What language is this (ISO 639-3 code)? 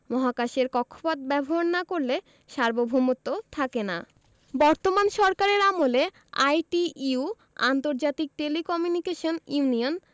ben